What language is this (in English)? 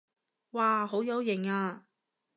Cantonese